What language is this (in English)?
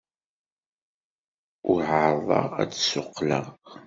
Kabyle